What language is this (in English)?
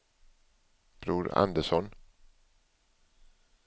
Swedish